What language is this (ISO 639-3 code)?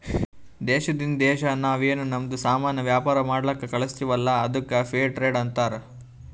kan